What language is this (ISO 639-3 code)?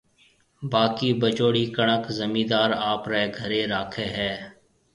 mve